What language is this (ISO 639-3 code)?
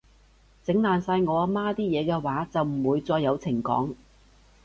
yue